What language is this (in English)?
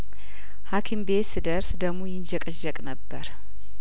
Amharic